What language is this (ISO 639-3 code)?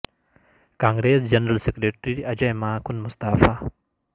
urd